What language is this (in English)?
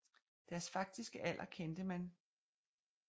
Danish